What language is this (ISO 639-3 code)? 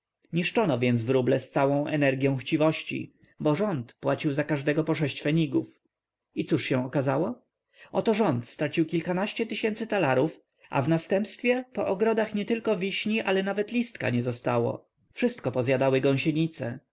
pol